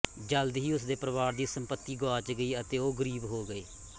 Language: Punjabi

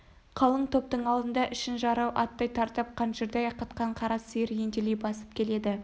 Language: Kazakh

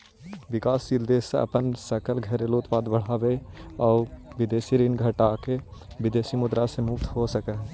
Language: Magahi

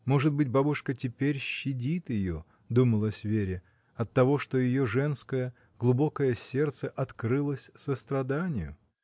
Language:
Russian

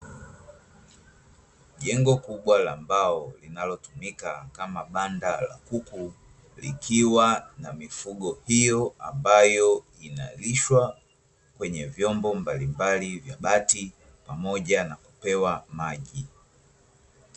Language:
Swahili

